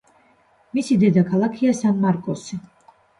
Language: Georgian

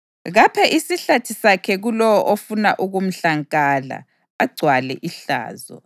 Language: North Ndebele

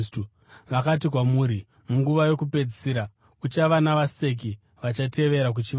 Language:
Shona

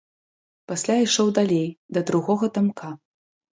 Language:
Belarusian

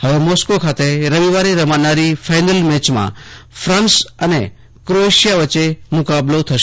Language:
Gujarati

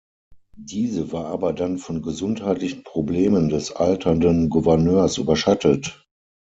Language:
German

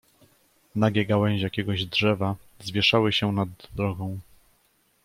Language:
Polish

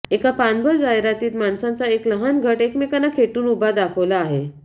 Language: Marathi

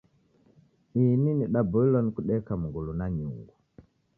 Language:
Taita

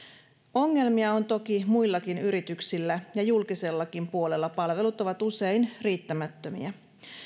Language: Finnish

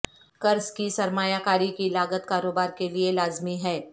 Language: Urdu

